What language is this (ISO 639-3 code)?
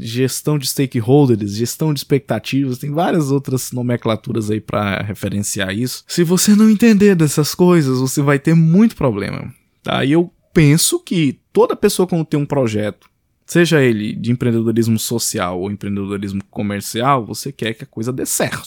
por